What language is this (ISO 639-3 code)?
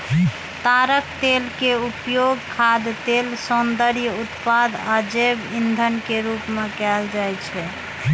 mai